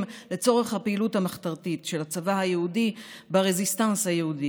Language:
Hebrew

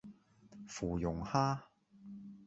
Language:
Cantonese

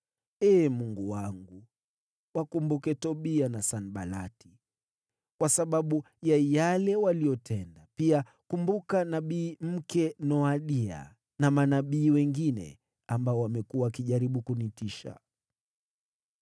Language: Swahili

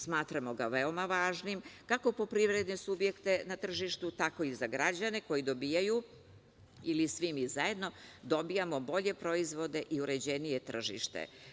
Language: Serbian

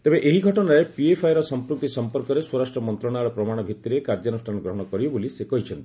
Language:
Odia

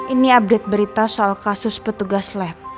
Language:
Indonesian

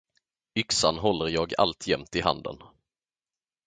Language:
Swedish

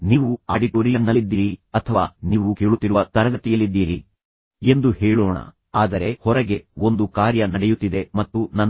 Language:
Kannada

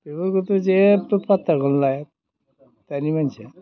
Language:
Bodo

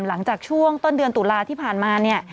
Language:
Thai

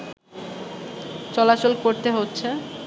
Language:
Bangla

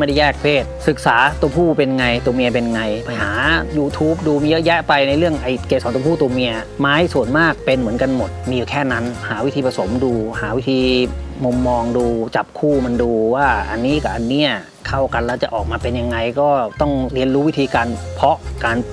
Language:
Thai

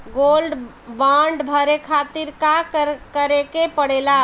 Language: Bhojpuri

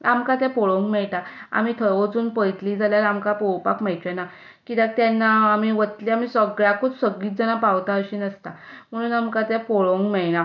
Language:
Konkani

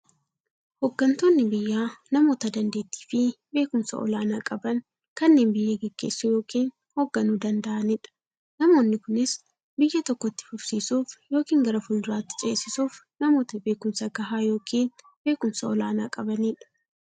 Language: Oromo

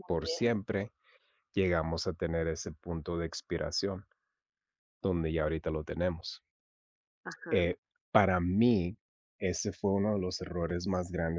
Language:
Spanish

